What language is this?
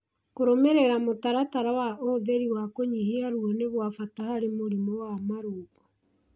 Kikuyu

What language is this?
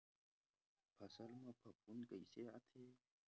Chhattisgarhi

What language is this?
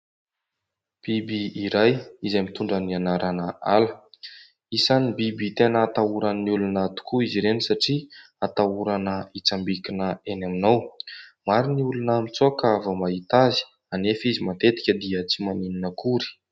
Malagasy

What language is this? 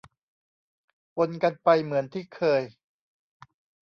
Thai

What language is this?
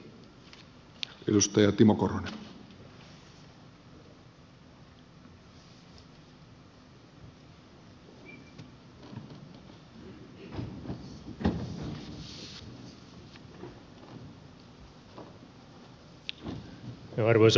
Finnish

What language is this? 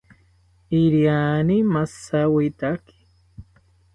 South Ucayali Ashéninka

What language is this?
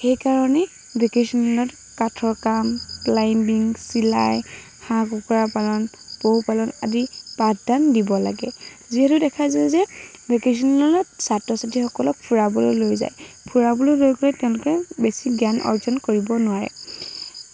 Assamese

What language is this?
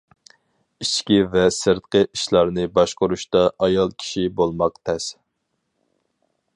Uyghur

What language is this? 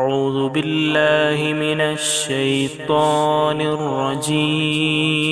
Arabic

